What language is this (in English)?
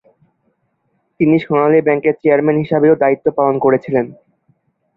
Bangla